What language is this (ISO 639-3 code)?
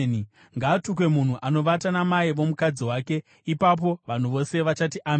sna